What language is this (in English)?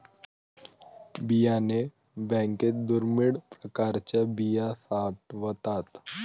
Marathi